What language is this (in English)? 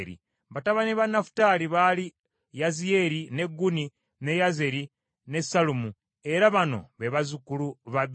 Ganda